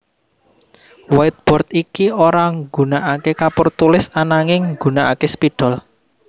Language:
Javanese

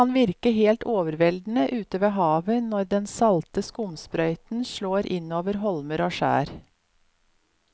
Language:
Norwegian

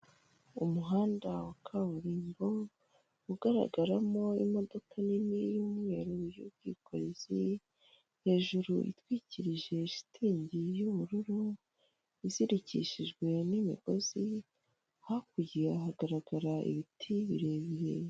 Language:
Kinyarwanda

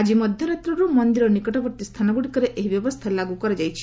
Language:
Odia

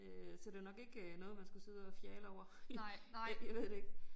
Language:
Danish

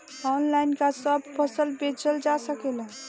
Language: Bhojpuri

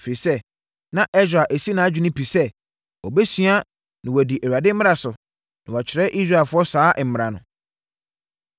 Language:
Akan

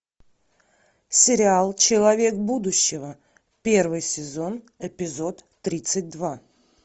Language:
Russian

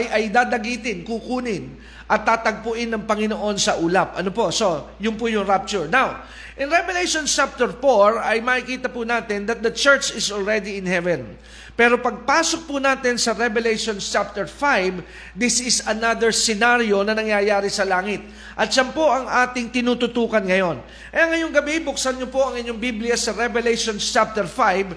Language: Filipino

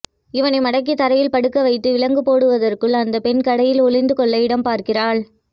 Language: Tamil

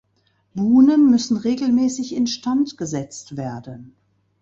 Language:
German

